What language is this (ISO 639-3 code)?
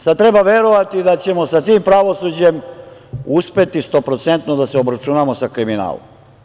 srp